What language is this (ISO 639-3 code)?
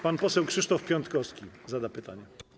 pol